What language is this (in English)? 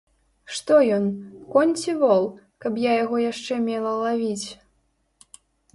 Belarusian